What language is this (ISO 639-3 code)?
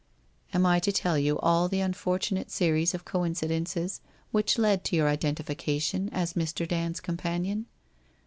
eng